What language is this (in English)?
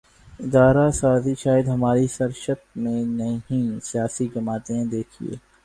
Urdu